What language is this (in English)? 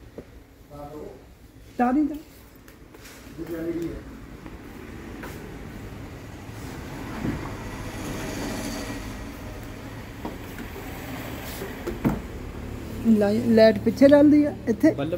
Punjabi